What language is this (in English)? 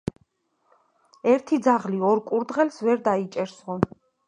Georgian